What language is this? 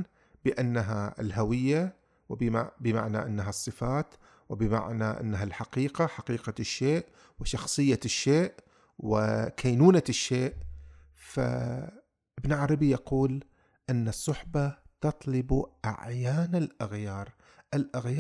Arabic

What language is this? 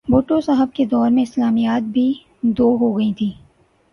Urdu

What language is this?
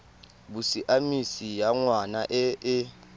Tswana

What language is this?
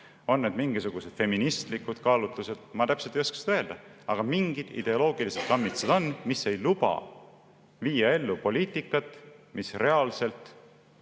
Estonian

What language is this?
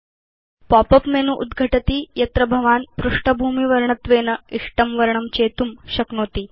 Sanskrit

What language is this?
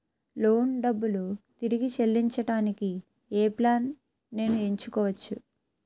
Telugu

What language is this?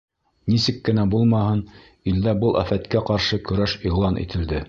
Bashkir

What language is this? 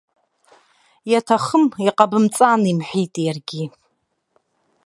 Abkhazian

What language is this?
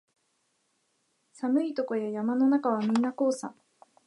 Japanese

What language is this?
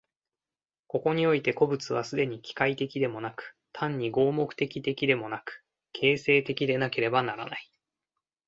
Japanese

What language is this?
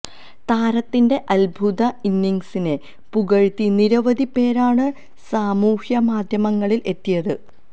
Malayalam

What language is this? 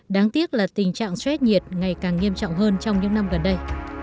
Vietnamese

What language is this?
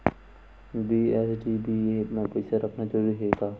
Chhattisgarhi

